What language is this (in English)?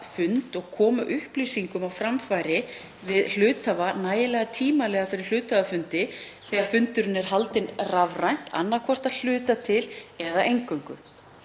Icelandic